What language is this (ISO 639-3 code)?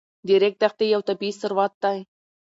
pus